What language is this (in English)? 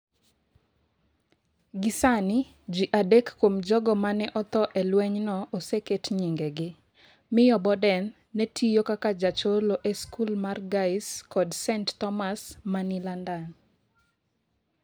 Luo (Kenya and Tanzania)